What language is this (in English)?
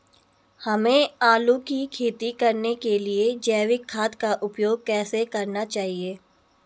Hindi